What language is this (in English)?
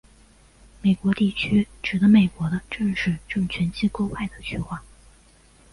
Chinese